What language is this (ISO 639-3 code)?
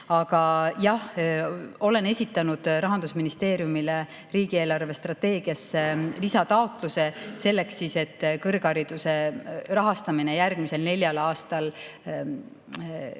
est